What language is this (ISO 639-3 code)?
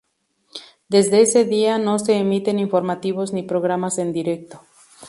spa